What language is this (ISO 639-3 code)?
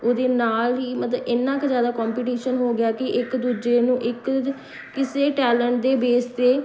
pan